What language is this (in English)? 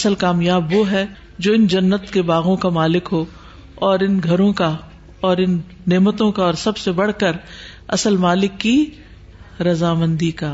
Urdu